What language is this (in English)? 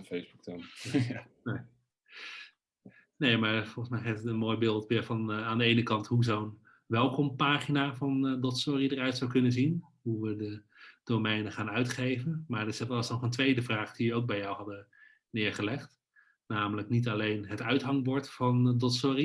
Dutch